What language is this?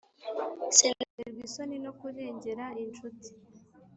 Kinyarwanda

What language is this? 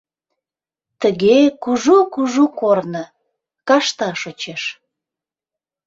Mari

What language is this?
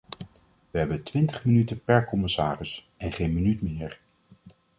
Dutch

